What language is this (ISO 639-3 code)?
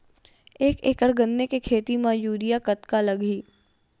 hne